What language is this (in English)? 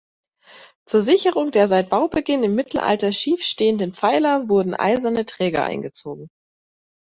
German